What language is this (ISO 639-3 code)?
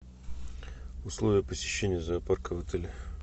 rus